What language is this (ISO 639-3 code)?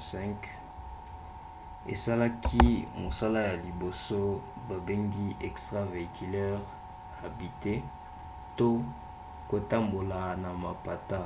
lin